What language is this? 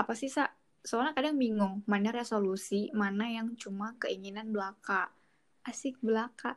Indonesian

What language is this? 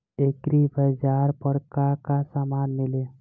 Bhojpuri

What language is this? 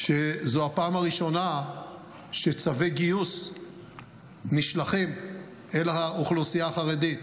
Hebrew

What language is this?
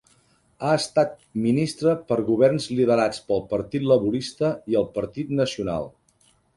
Catalan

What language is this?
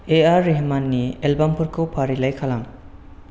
Bodo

